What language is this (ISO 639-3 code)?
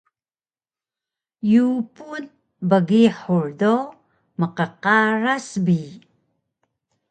trv